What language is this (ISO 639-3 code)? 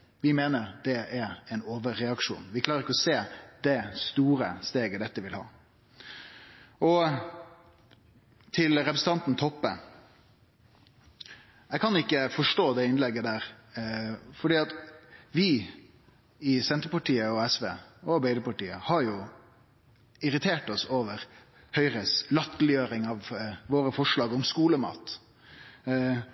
nno